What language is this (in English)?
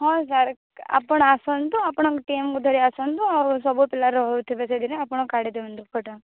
Odia